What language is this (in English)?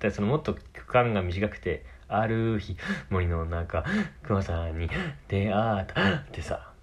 Japanese